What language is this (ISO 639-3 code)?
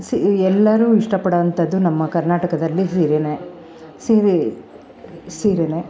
kan